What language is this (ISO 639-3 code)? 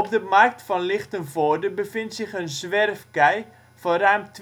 nld